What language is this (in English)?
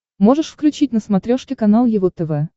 Russian